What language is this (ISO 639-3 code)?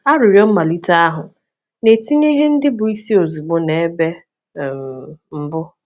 ibo